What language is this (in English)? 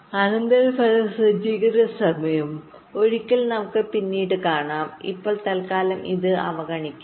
Malayalam